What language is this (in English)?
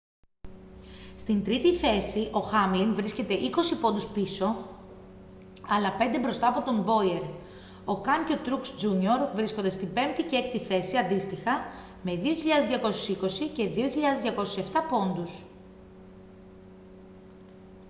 Greek